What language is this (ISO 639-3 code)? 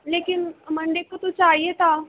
urd